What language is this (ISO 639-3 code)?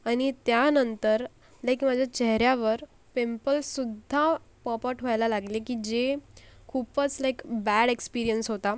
mar